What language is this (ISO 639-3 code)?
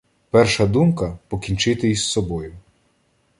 ukr